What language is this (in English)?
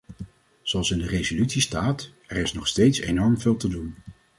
Dutch